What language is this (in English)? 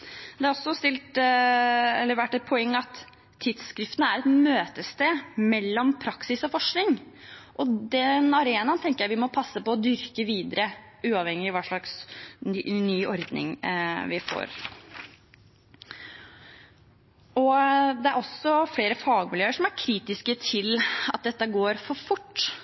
Norwegian Bokmål